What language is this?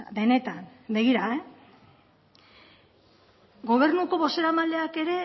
Basque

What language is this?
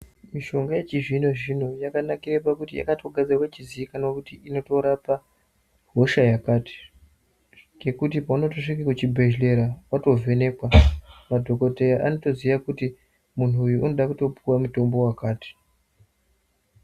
Ndau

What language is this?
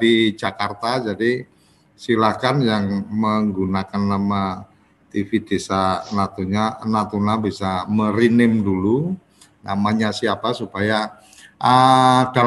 Indonesian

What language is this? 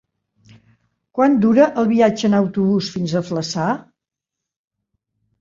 Catalan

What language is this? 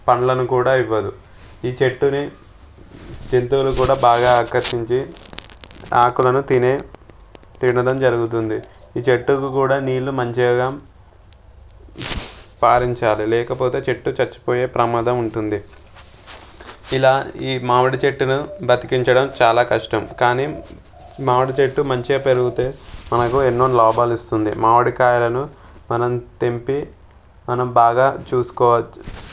Telugu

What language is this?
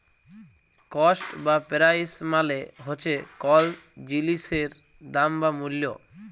Bangla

